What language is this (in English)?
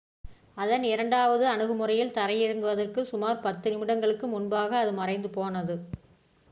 Tamil